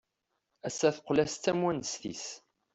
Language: Kabyle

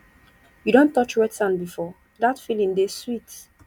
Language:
Nigerian Pidgin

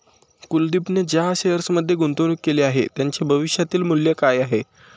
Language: Marathi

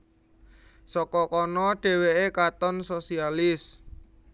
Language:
Javanese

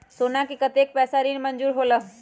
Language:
Magahi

